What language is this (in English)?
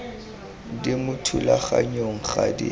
Tswana